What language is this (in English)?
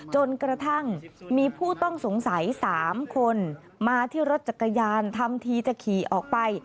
Thai